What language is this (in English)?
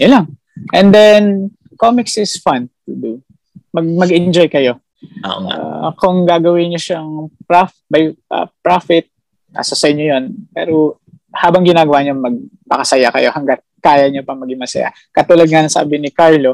Filipino